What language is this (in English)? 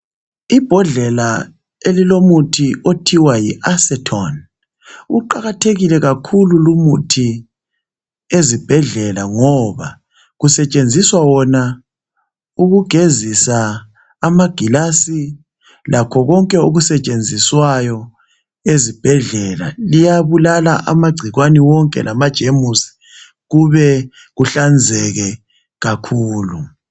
North Ndebele